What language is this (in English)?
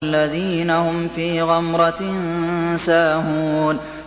Arabic